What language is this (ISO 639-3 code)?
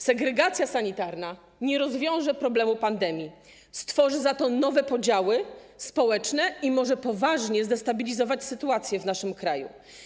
pol